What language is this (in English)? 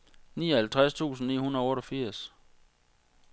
Danish